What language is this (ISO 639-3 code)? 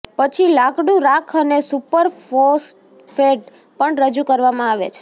guj